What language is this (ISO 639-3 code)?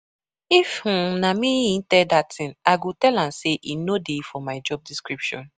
pcm